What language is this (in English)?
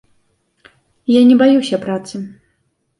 Belarusian